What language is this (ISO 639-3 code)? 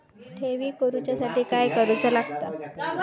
mar